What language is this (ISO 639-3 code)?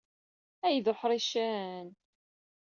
kab